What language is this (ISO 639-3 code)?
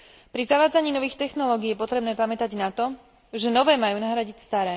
slk